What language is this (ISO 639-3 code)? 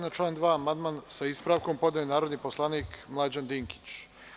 srp